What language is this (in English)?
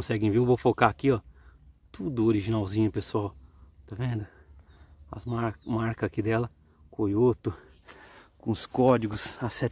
Portuguese